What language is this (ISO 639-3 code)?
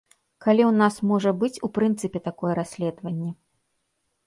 bel